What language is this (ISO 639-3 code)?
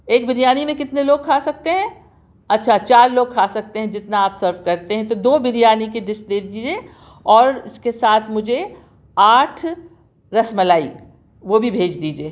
urd